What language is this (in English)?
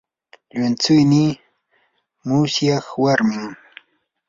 Yanahuanca Pasco Quechua